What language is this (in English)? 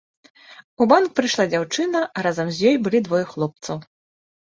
Belarusian